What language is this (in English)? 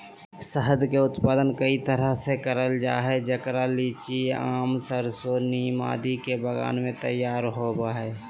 Magahi